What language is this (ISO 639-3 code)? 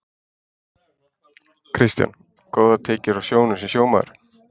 isl